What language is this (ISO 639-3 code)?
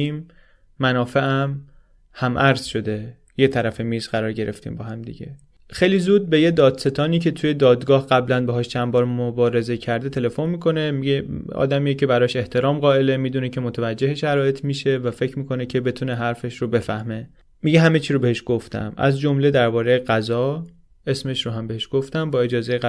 fas